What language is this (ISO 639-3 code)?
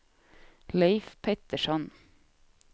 swe